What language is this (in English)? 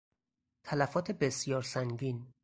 Persian